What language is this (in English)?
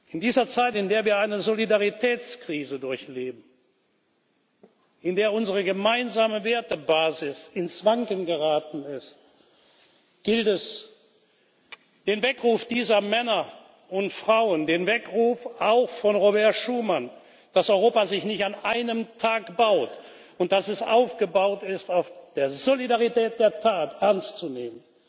German